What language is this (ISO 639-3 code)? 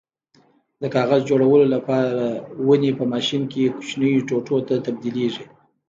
pus